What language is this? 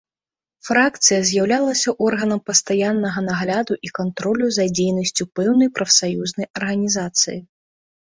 Belarusian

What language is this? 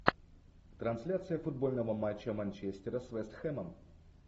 Russian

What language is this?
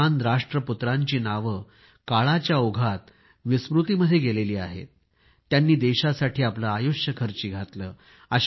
Marathi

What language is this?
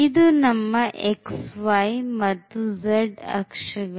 Kannada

